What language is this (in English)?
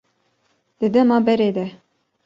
Kurdish